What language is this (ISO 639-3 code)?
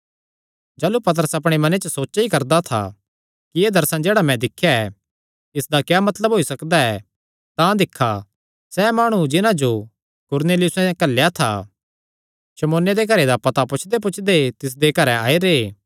xnr